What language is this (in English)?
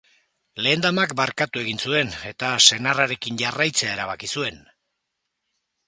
Basque